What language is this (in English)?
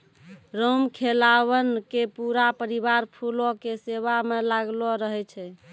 Maithili